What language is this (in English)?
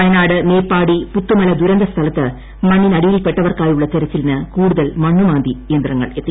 Malayalam